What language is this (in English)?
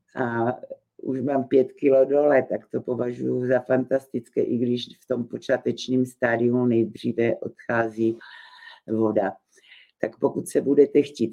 Czech